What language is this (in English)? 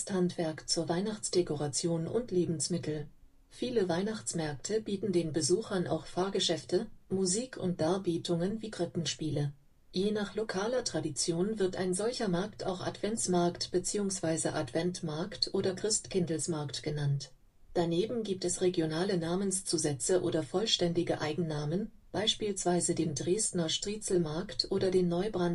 German